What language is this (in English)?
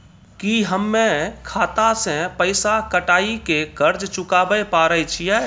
Maithili